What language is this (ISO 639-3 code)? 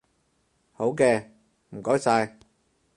yue